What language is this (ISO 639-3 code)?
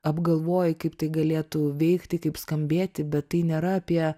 lit